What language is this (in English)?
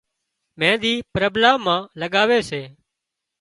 Wadiyara Koli